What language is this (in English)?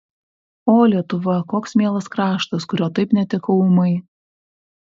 Lithuanian